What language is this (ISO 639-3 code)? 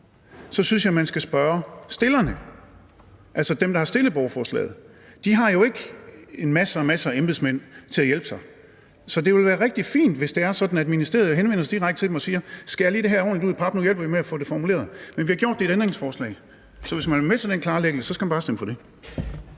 dan